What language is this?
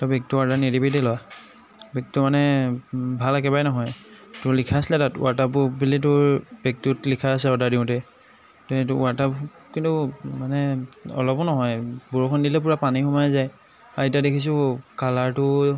Assamese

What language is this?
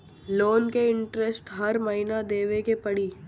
Bhojpuri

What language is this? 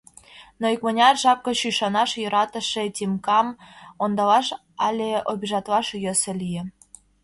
Mari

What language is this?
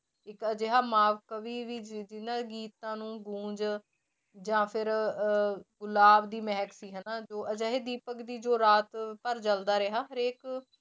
Punjabi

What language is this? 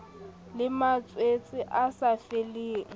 Southern Sotho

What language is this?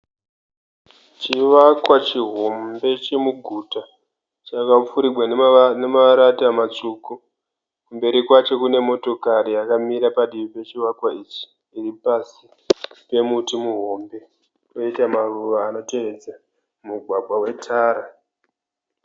Shona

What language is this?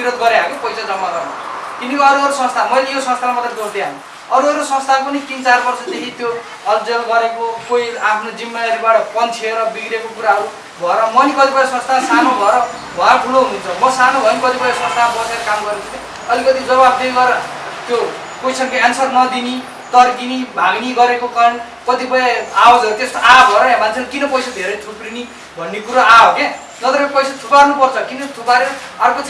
Indonesian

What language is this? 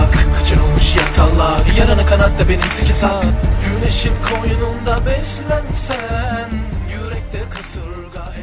Turkish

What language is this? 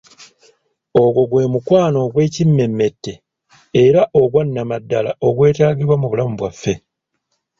Ganda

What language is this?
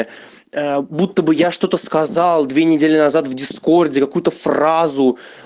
Russian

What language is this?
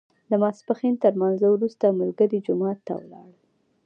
Pashto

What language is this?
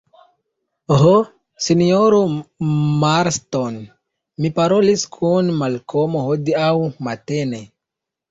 Esperanto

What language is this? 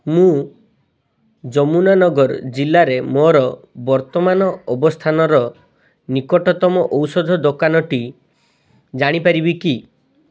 Odia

